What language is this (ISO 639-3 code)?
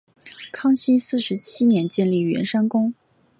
zho